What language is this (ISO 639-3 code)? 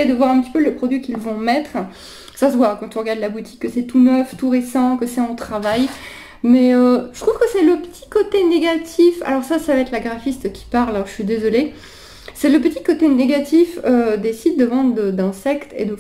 fra